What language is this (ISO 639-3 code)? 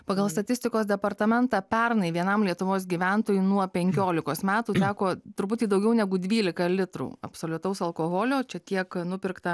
lit